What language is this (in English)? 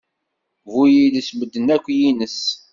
Kabyle